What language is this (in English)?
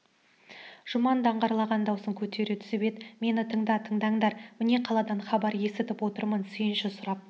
Kazakh